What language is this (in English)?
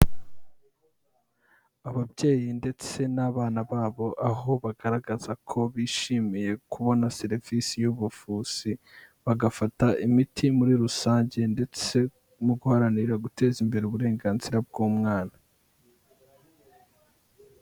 Kinyarwanda